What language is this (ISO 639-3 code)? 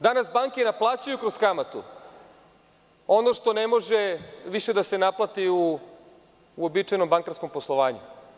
srp